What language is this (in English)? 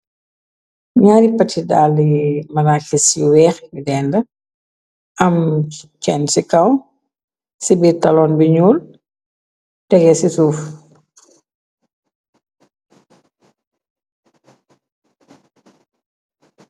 Wolof